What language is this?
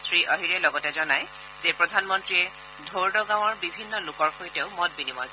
Assamese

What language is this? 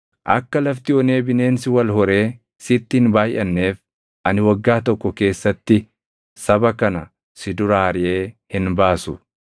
Oromo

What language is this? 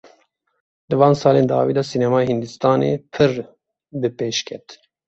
Kurdish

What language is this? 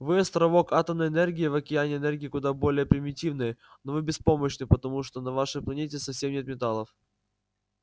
Russian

